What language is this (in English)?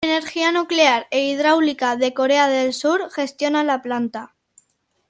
Spanish